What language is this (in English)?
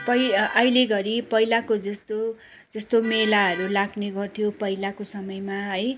Nepali